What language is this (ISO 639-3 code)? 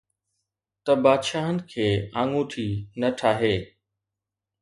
snd